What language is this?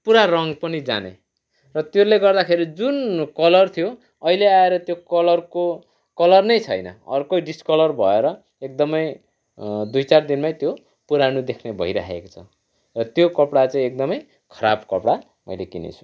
Nepali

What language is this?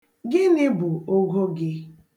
Igbo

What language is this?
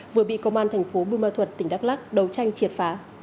Vietnamese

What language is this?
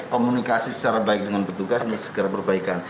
Indonesian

